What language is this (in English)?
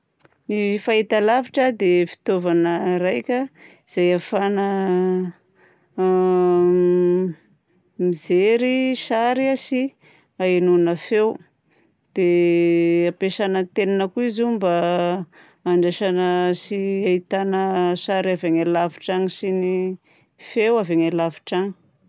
Southern Betsimisaraka Malagasy